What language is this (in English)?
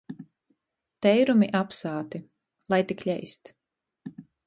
Latgalian